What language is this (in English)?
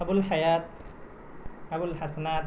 Urdu